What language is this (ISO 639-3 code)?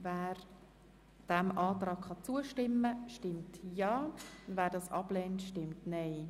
gsw